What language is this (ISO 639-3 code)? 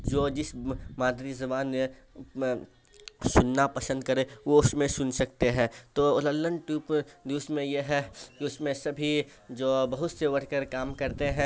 urd